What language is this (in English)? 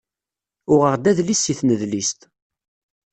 Kabyle